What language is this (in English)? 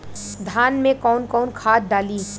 Bhojpuri